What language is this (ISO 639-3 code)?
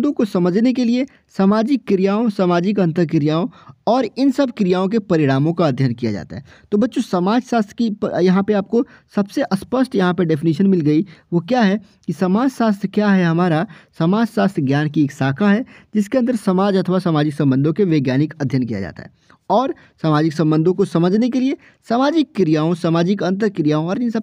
hin